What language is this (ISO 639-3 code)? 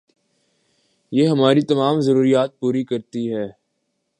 urd